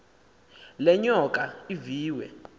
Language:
Xhosa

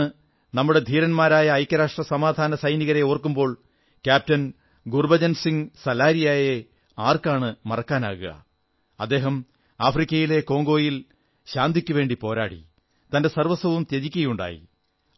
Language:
Malayalam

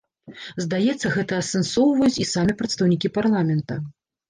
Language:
Belarusian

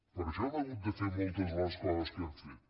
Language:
Catalan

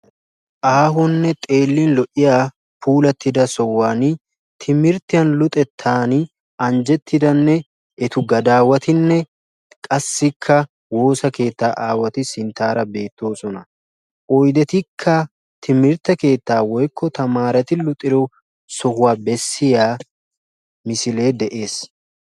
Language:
Wolaytta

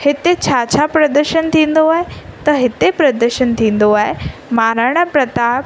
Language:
Sindhi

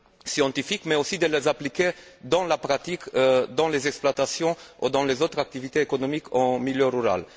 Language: French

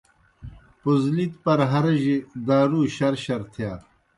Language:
Kohistani Shina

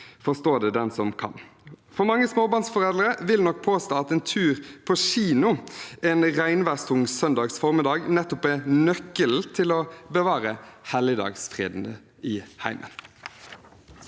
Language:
Norwegian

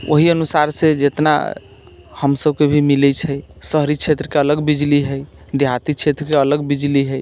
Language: Maithili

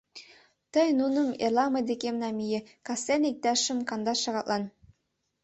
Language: Mari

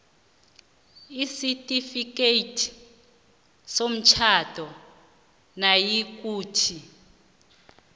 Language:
South Ndebele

